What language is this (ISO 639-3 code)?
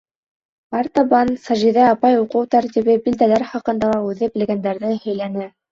bak